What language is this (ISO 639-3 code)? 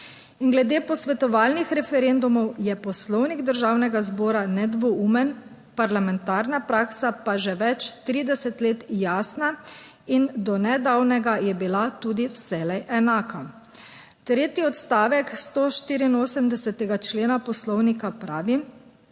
slv